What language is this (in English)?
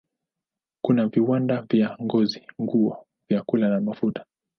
Swahili